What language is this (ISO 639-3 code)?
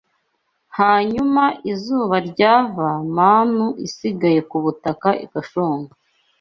kin